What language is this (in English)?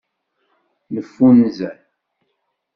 Kabyle